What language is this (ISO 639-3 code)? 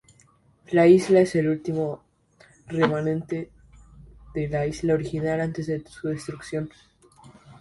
spa